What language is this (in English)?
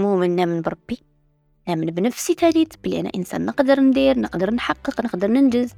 Arabic